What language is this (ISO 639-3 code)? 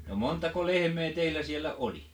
fin